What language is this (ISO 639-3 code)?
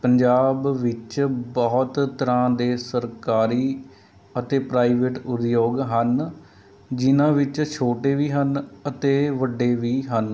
pan